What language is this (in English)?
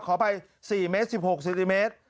Thai